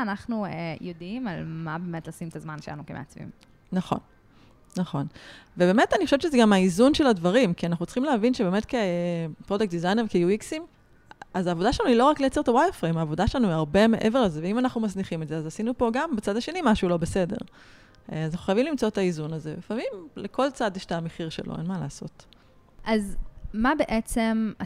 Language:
Hebrew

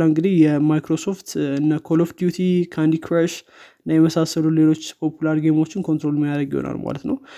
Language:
Amharic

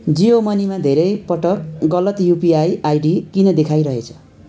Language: Nepali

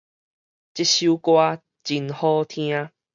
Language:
Min Nan Chinese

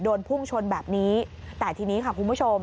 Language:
Thai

